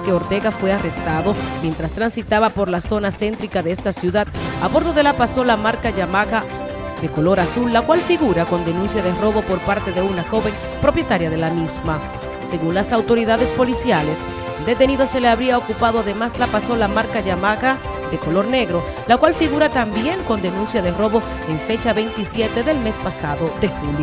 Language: Spanish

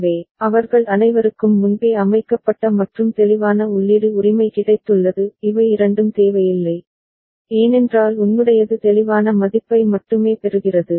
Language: Tamil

